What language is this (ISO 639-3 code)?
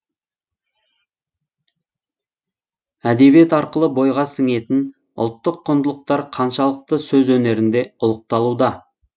kaz